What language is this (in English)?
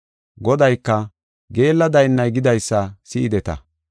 Gofa